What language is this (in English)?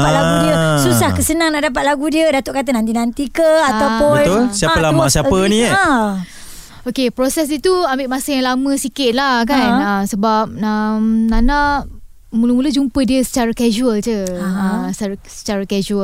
Malay